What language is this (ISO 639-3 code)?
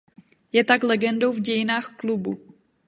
ces